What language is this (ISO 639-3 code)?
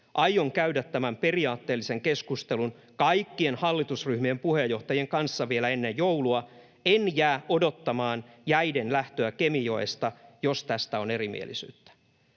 fin